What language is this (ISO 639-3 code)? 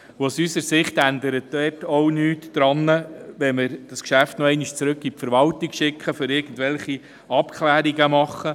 gsw